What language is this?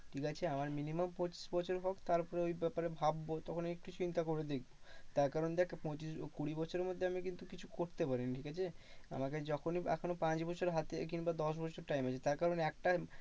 Bangla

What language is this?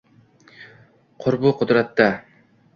Uzbek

